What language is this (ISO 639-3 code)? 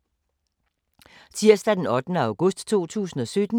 dan